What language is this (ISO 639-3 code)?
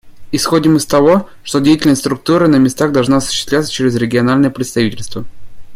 rus